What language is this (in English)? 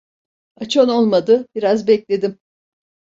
Turkish